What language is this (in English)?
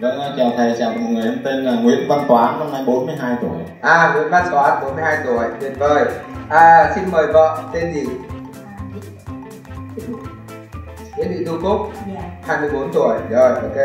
Vietnamese